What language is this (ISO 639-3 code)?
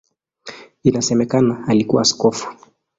swa